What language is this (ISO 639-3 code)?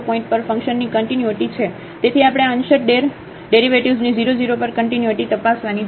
guj